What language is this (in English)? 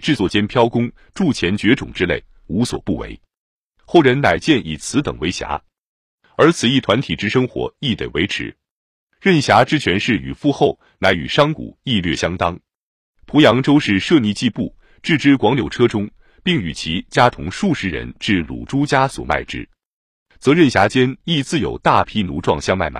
Chinese